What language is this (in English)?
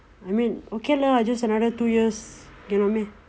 English